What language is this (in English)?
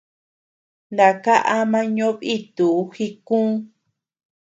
Tepeuxila Cuicatec